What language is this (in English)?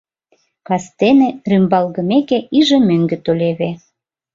Mari